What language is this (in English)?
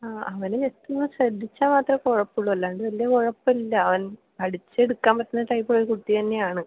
Malayalam